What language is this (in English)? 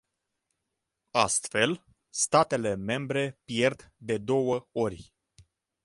Romanian